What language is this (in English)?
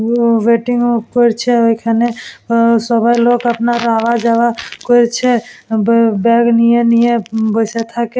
Bangla